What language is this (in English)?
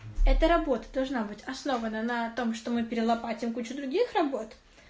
Russian